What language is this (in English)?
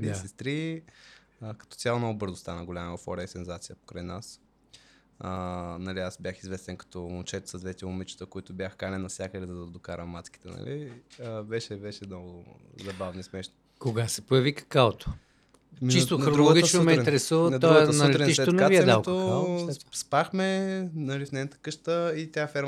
Bulgarian